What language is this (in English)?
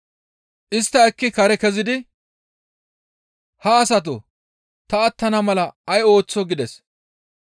Gamo